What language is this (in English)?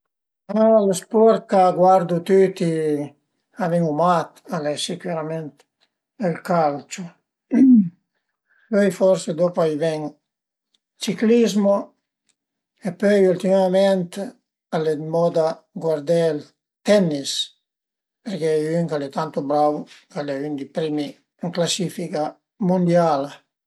Piedmontese